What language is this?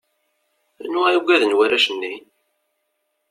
Kabyle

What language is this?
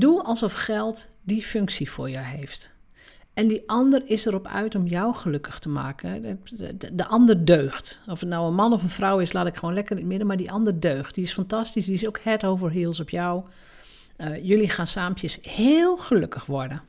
Dutch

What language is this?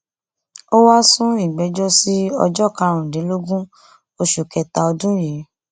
Yoruba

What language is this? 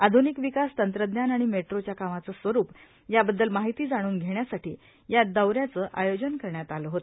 Marathi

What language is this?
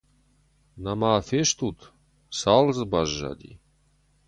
Ossetic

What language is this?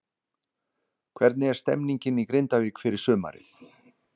Icelandic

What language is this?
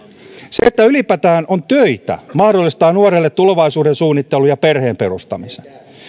Finnish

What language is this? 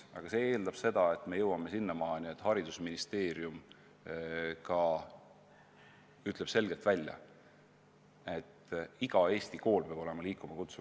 Estonian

